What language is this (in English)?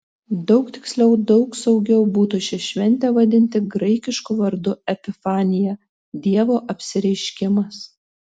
Lithuanian